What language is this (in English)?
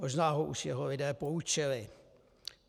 Czech